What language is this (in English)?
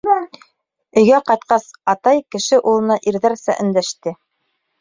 Bashkir